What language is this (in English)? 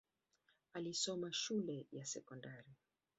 Swahili